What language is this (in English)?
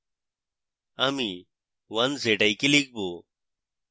Bangla